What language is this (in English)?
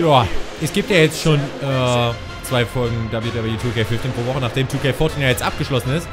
German